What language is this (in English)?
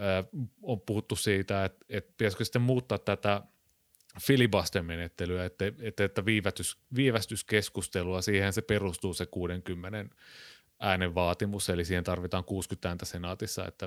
Finnish